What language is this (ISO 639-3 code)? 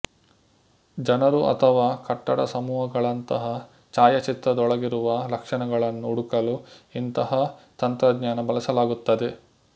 kan